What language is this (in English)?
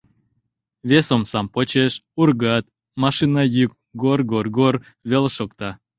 Mari